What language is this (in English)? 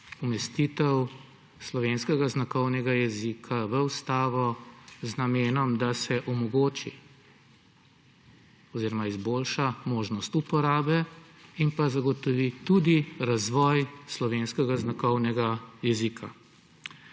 Slovenian